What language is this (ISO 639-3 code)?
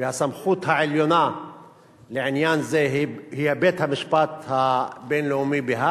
heb